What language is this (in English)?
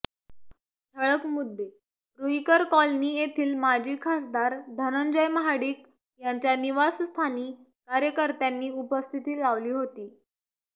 Marathi